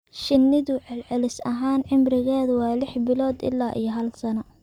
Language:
Somali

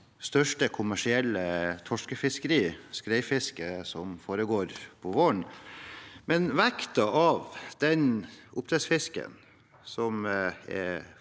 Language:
Norwegian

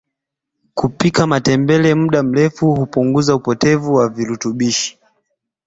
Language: Swahili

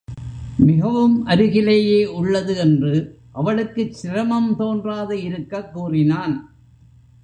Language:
Tamil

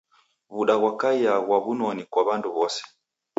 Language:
Taita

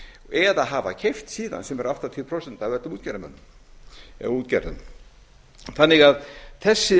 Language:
Icelandic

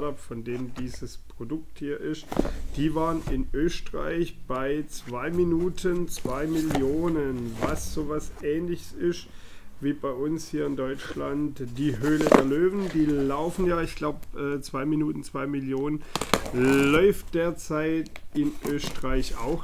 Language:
German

